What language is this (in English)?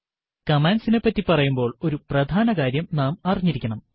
Malayalam